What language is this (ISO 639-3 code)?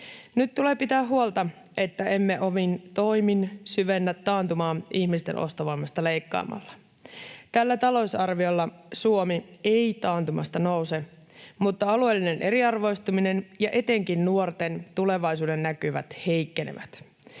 fin